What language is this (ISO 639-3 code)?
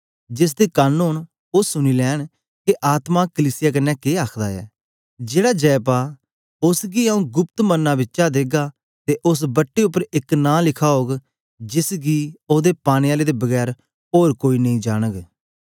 doi